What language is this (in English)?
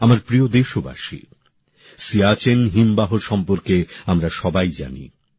Bangla